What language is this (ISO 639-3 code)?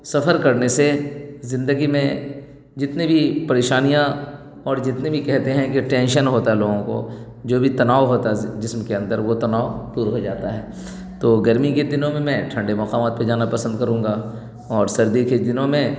urd